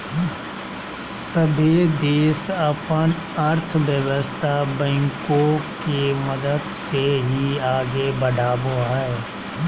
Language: Magahi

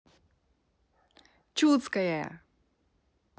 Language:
Russian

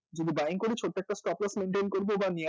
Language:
Bangla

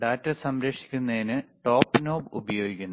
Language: Malayalam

